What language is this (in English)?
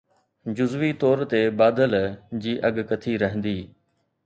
Sindhi